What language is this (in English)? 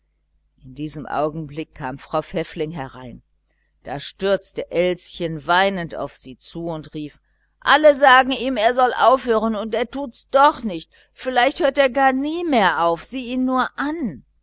German